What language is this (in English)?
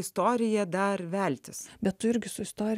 Lithuanian